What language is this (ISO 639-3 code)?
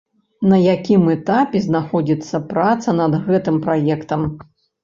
bel